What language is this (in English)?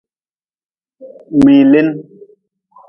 Nawdm